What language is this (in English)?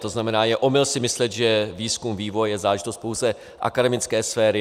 Czech